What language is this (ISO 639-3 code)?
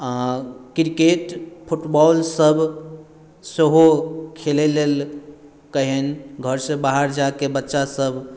mai